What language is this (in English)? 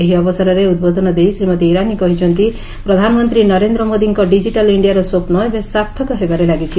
Odia